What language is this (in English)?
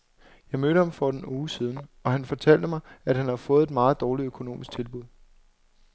Danish